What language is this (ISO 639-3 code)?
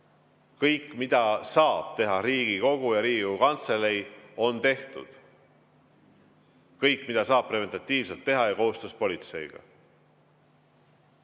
est